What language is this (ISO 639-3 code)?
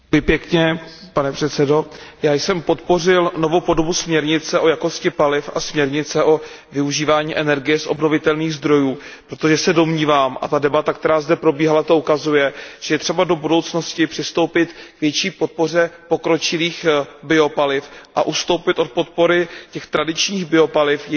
ces